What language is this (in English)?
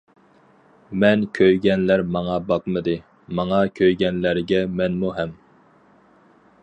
Uyghur